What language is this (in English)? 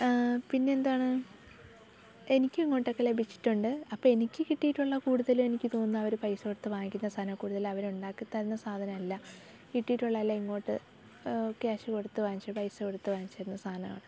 Malayalam